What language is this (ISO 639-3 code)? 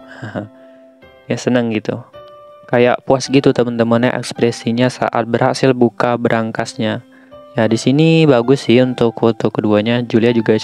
ind